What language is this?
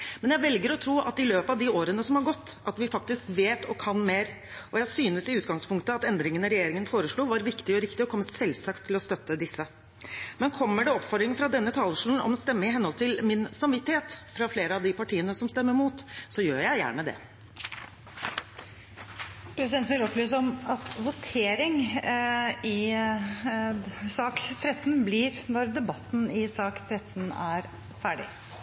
Norwegian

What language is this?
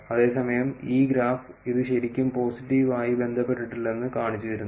Malayalam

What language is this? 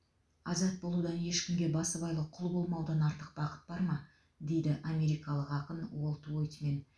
Kazakh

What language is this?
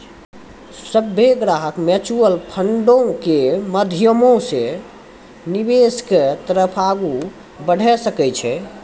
Maithili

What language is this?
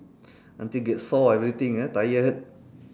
English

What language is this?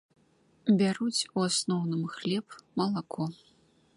Belarusian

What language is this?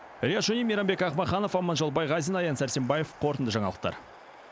Kazakh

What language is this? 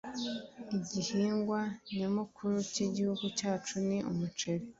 Kinyarwanda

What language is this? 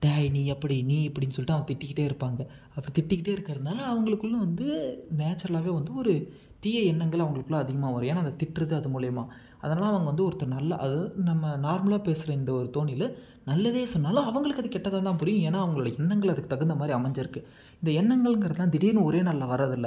Tamil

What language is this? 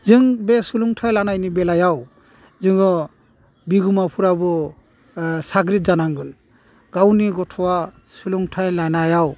Bodo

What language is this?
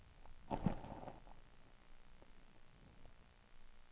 Swedish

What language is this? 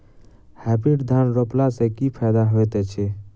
Maithili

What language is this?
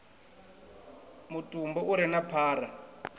Venda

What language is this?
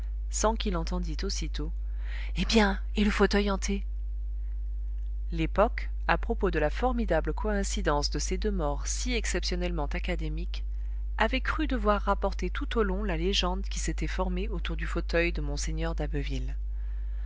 French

